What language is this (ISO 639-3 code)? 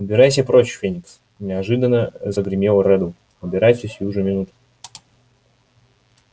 rus